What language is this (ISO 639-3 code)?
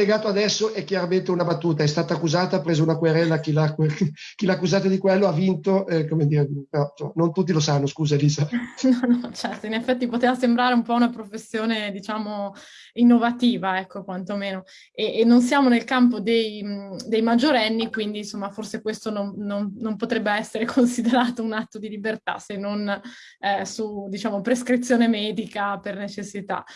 ita